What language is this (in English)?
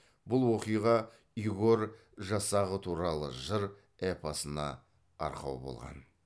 Kazakh